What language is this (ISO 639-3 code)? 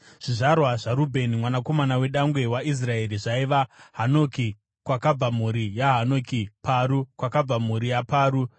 sna